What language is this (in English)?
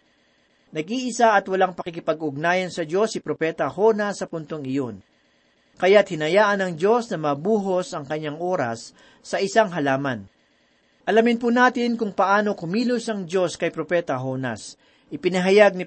Filipino